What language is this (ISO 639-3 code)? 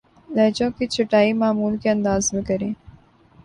urd